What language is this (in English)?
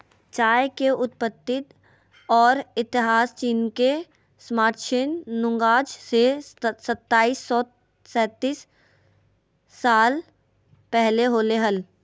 Magahi